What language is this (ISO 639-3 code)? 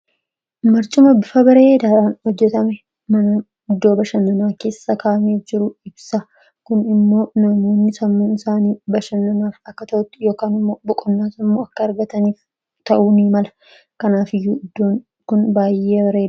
orm